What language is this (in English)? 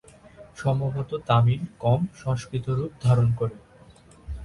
Bangla